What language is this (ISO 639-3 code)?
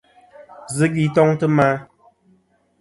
bkm